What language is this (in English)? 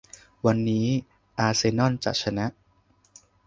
Thai